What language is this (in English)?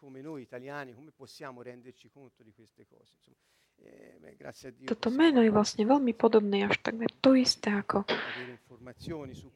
Slovak